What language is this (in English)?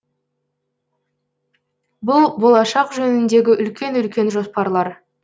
Kazakh